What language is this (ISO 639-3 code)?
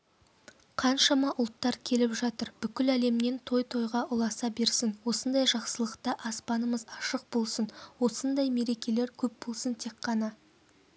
kaz